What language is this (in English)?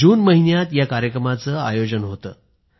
Marathi